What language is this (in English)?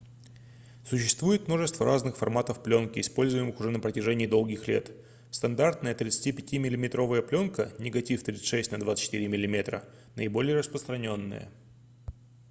Russian